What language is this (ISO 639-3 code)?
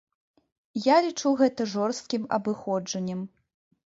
bel